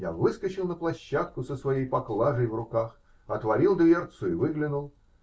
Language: Russian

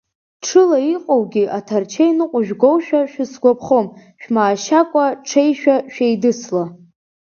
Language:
Abkhazian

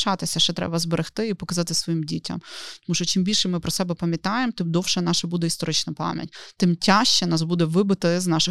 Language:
Ukrainian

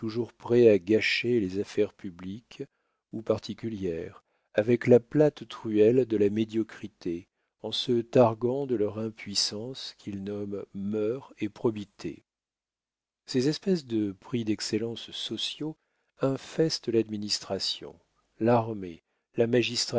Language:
French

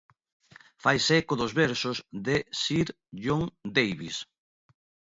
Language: Galician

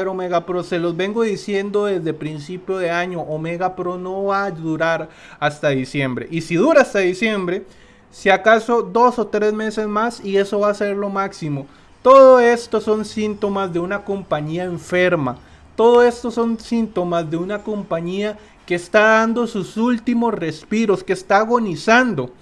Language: Spanish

